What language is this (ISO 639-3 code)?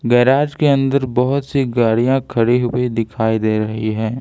hin